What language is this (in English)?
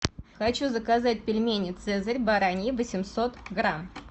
Russian